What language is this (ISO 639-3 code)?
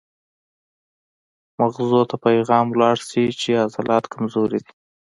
pus